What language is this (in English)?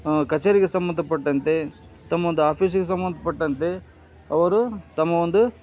Kannada